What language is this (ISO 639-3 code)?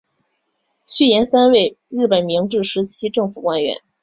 zho